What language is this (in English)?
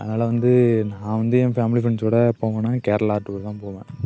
Tamil